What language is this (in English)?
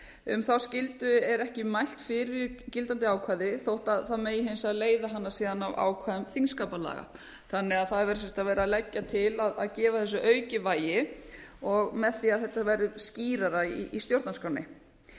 Icelandic